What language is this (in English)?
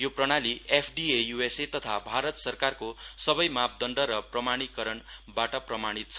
Nepali